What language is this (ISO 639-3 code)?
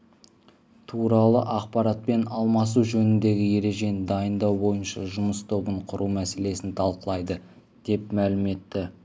kaz